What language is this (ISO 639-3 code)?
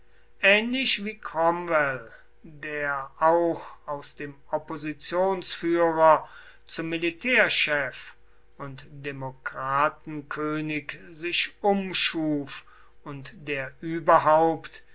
deu